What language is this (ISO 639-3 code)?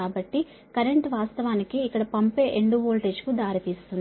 tel